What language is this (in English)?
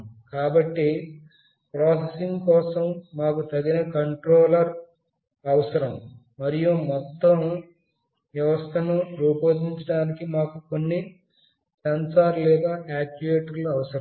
Telugu